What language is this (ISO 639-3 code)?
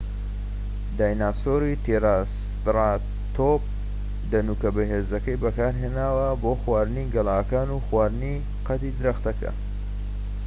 ckb